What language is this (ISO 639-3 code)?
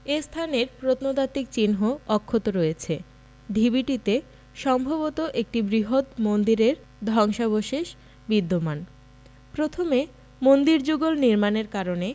ben